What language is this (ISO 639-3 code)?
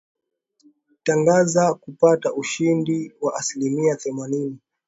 swa